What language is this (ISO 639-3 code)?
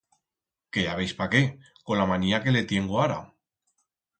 arg